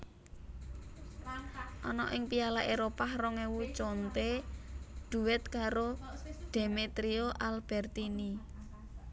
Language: Javanese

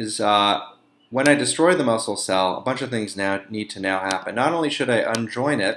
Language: English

